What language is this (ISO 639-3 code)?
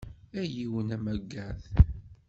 kab